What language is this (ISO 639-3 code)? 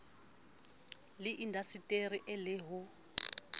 sot